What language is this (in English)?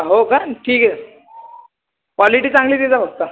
Marathi